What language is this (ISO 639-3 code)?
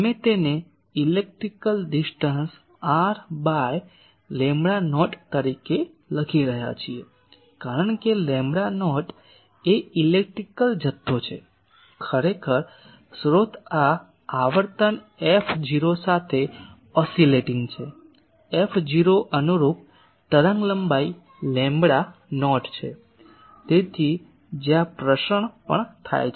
guj